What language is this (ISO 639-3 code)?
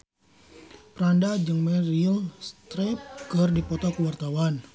sun